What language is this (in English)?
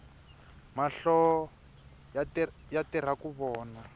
Tsonga